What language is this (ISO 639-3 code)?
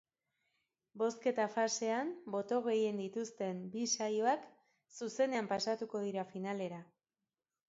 eus